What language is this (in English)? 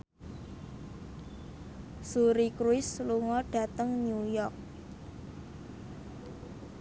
Javanese